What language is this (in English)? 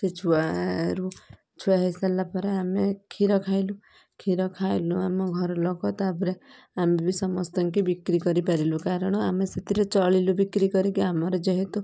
Odia